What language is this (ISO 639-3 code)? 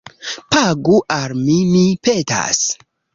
epo